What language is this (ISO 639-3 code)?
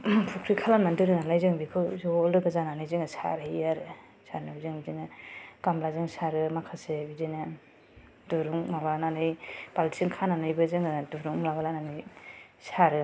brx